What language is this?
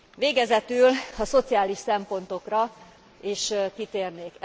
Hungarian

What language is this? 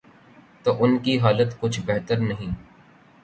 Urdu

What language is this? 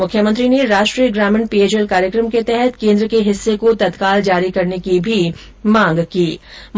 Hindi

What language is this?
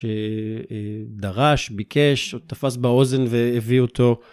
Hebrew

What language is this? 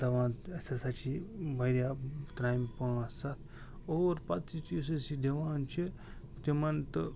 Kashmiri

